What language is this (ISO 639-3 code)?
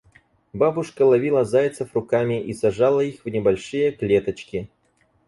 rus